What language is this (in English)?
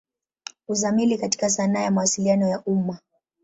Swahili